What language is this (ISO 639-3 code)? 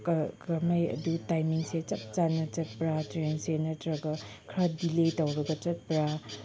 mni